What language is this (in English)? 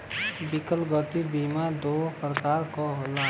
Bhojpuri